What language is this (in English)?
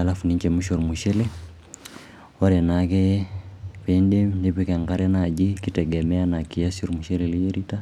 Masai